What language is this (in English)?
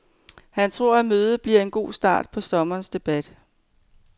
Danish